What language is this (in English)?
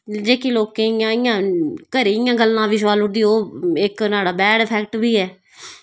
Dogri